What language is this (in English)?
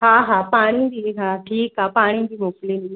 Sindhi